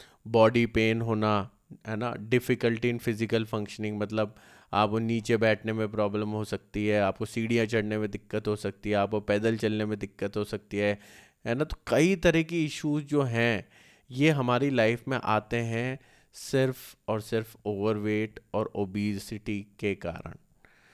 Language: Hindi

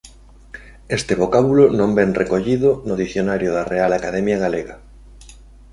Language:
Galician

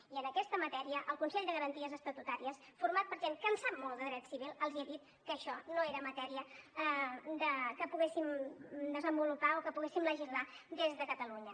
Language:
Catalan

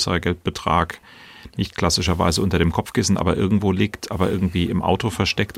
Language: German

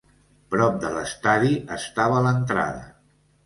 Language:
Catalan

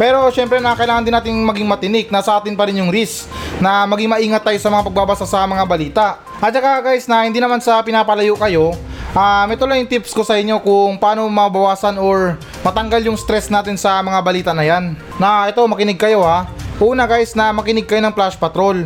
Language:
Filipino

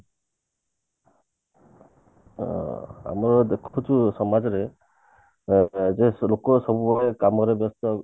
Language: Odia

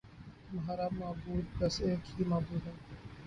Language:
Urdu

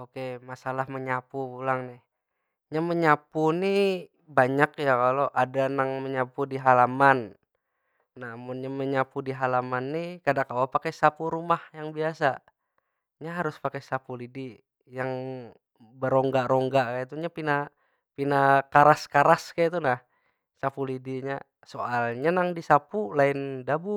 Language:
Banjar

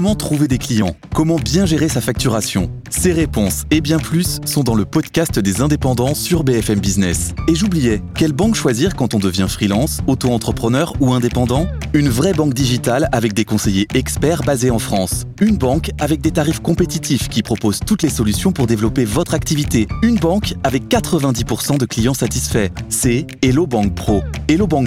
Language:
French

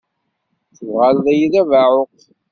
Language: Kabyle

